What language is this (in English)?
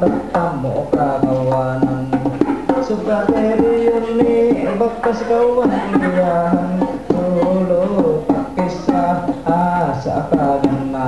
Korean